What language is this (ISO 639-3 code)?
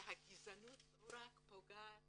heb